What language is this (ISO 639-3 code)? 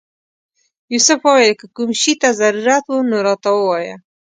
pus